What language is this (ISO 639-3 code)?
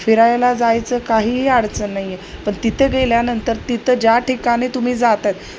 mar